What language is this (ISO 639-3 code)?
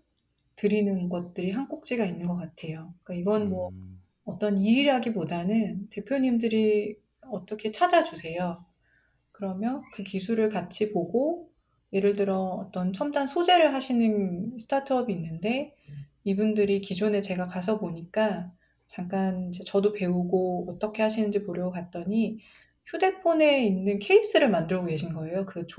kor